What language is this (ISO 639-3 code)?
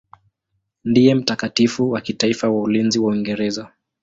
swa